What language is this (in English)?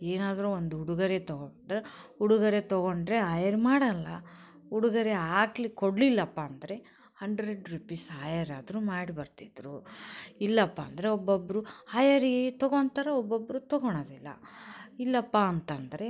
Kannada